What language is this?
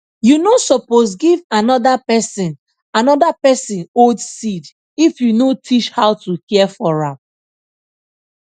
Nigerian Pidgin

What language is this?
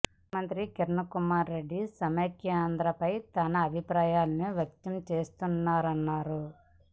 Telugu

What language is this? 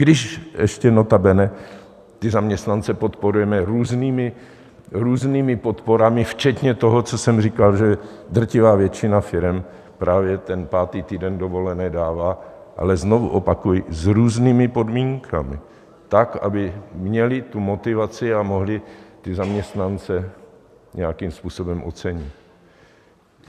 Czech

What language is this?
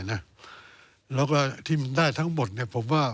Thai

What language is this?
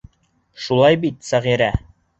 Bashkir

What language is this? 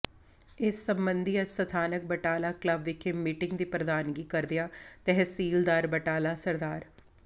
Punjabi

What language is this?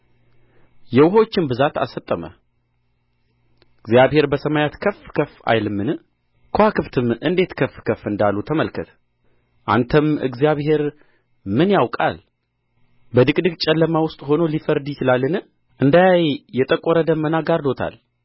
Amharic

